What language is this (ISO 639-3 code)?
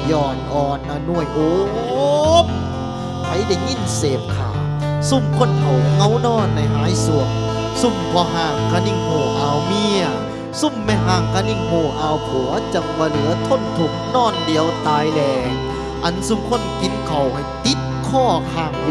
tha